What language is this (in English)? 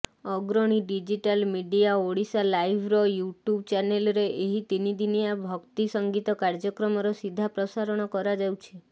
Odia